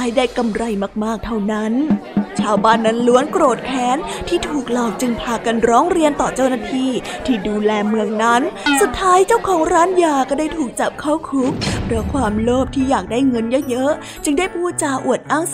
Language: Thai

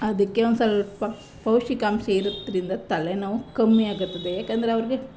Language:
Kannada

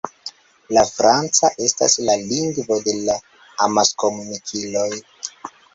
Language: Esperanto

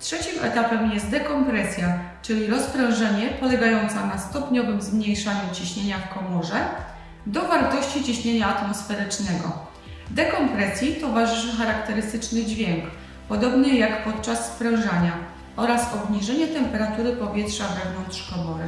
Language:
Polish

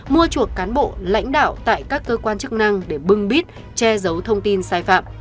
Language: Vietnamese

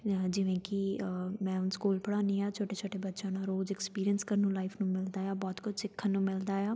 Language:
Punjabi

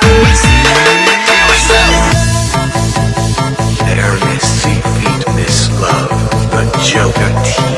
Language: Vietnamese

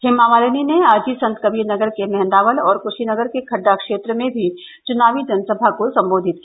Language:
Hindi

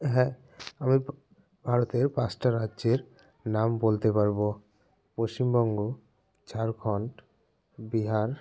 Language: Bangla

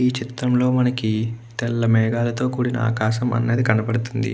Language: Telugu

